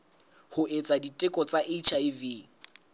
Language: Southern Sotho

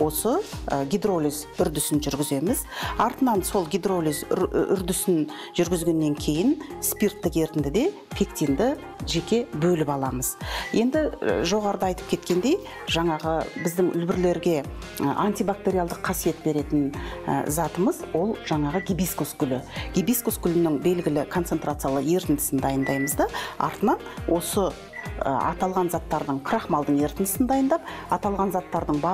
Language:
Turkish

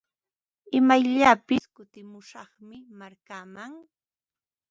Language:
Ambo-Pasco Quechua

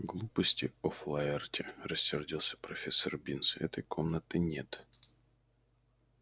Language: Russian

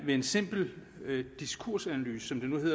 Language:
Danish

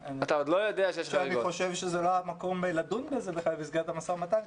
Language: Hebrew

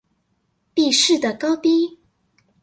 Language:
Chinese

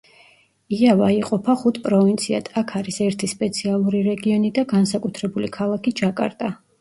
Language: Georgian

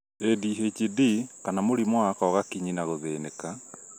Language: Kikuyu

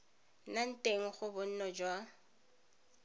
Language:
Tswana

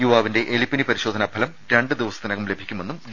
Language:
Malayalam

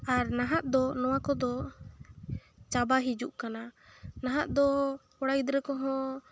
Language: Santali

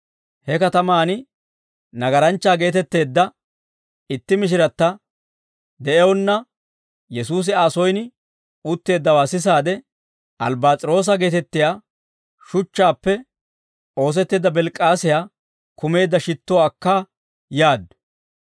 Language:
Dawro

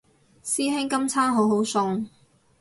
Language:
Cantonese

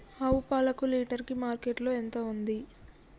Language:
Telugu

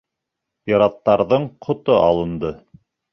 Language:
Bashkir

